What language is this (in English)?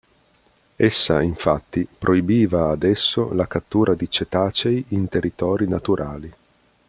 Italian